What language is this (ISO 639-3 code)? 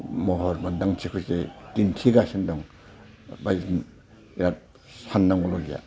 brx